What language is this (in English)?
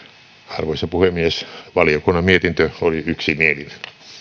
Finnish